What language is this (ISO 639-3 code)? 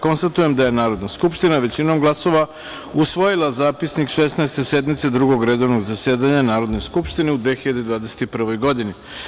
srp